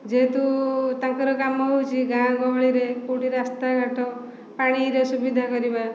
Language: Odia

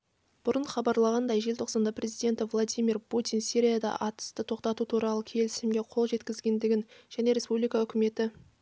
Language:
Kazakh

